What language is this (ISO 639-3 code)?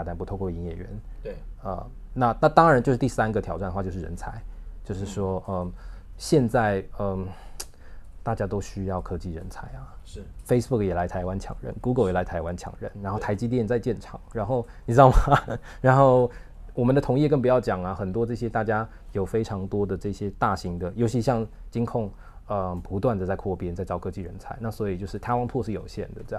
zho